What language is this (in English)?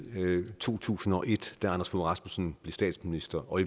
Danish